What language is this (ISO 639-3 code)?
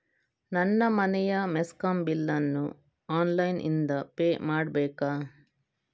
kan